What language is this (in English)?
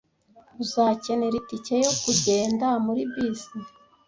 Kinyarwanda